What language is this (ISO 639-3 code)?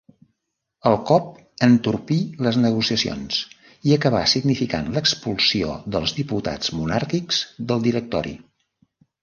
cat